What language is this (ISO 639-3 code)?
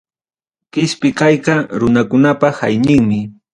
quy